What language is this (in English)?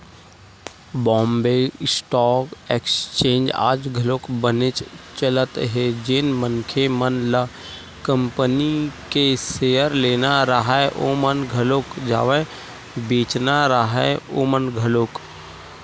Chhattisgarhi